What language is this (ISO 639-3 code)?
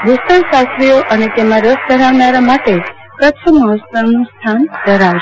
guj